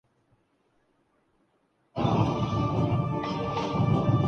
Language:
Urdu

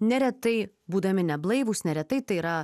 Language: Lithuanian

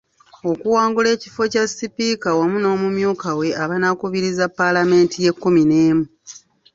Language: Ganda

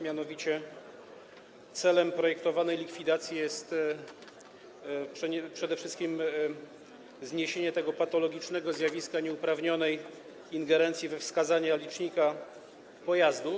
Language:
Polish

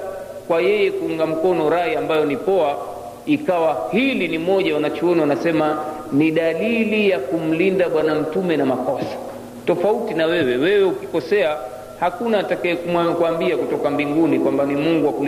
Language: Swahili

